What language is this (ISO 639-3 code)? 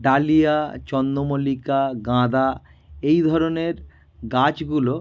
ben